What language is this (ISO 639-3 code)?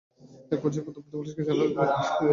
ben